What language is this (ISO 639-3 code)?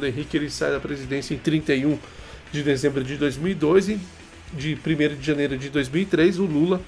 por